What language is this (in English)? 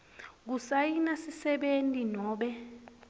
Swati